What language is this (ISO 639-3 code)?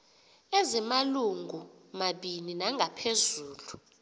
xho